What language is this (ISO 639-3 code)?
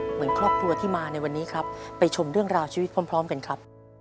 tha